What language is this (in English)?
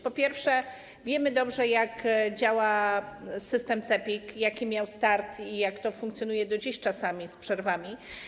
Polish